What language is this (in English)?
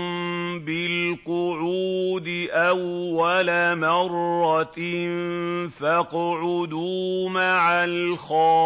Arabic